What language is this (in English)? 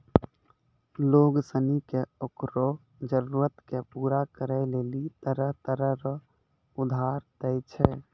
Maithili